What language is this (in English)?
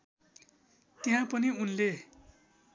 Nepali